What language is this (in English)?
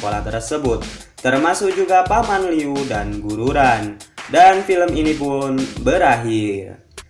Indonesian